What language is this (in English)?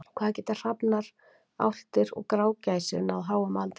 Icelandic